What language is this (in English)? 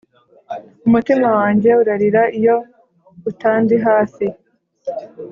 Kinyarwanda